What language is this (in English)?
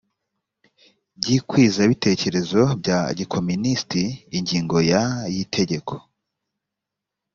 Kinyarwanda